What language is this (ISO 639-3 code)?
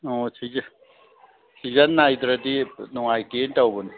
mni